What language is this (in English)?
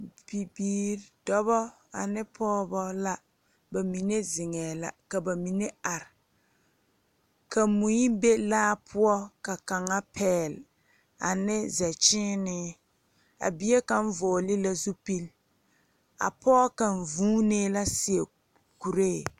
Southern Dagaare